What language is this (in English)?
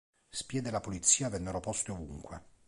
Italian